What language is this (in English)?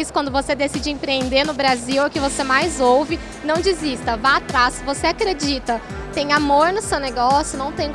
Portuguese